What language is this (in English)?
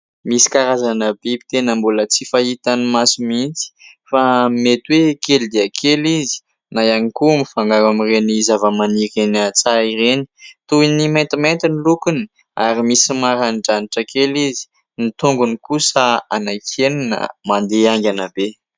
Malagasy